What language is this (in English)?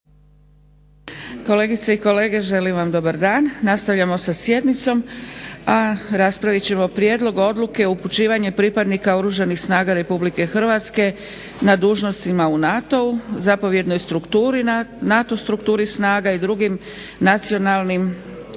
Croatian